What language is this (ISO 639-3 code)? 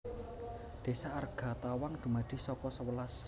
jav